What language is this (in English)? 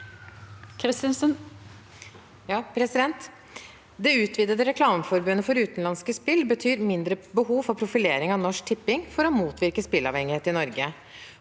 Norwegian